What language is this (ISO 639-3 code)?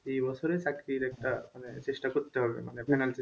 ben